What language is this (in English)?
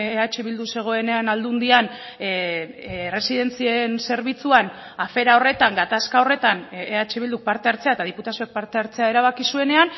Basque